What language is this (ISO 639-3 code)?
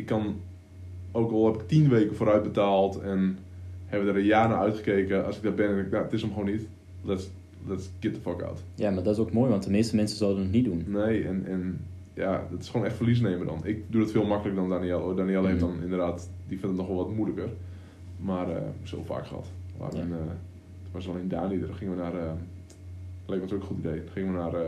nld